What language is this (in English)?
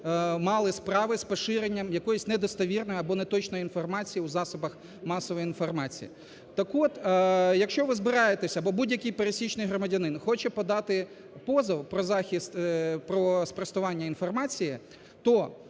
Ukrainian